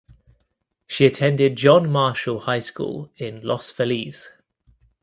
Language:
English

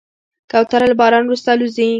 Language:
Pashto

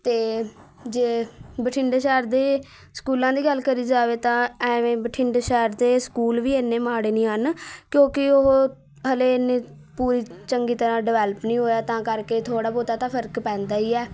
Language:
Punjabi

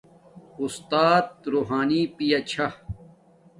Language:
Domaaki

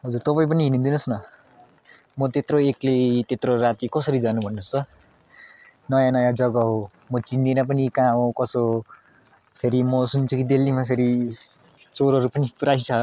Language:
Nepali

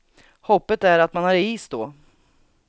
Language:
Swedish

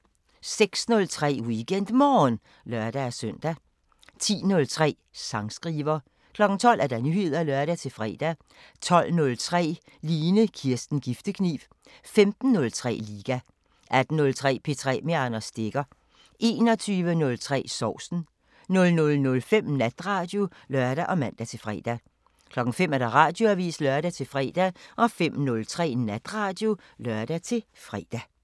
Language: Danish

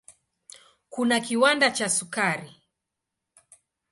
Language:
Swahili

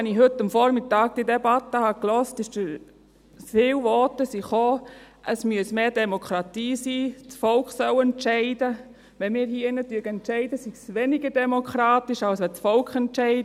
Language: Swiss German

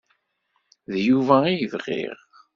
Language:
Kabyle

